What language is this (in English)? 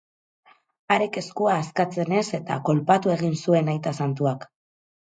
Basque